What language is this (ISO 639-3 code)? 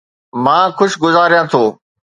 snd